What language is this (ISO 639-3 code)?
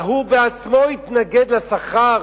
heb